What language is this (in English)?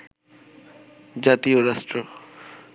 Bangla